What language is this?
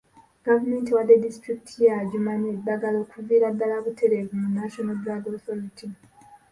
Ganda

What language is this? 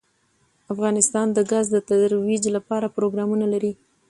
Pashto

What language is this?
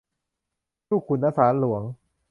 Thai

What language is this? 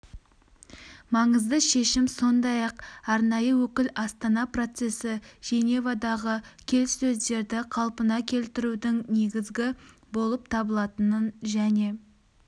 Kazakh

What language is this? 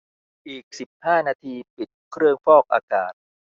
Thai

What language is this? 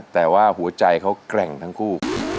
Thai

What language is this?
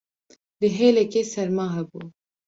Kurdish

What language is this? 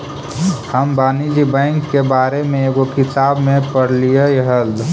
Magahi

